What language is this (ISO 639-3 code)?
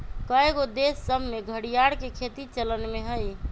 mag